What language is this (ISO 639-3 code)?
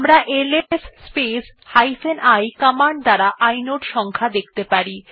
ben